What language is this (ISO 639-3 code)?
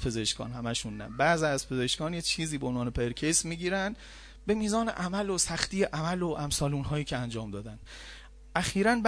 fas